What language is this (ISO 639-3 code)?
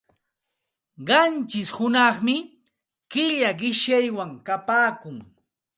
qxt